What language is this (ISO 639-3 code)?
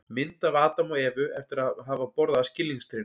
isl